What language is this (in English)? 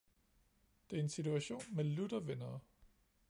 Danish